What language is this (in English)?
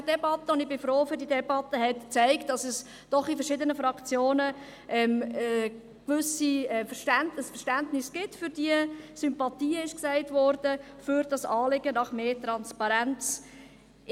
Swiss German